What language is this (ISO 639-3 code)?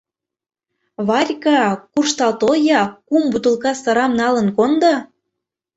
chm